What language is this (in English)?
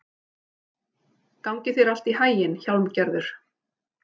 Icelandic